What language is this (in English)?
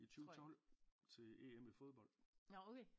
Danish